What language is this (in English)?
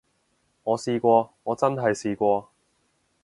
Cantonese